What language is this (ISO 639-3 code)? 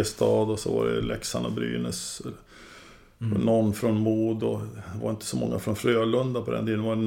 swe